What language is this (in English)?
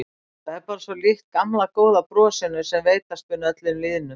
Icelandic